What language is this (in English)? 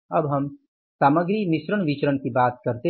Hindi